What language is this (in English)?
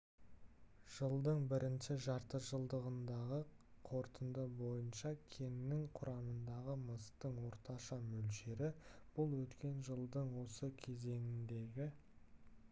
Kazakh